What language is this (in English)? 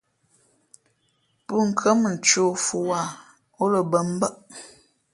Fe'fe'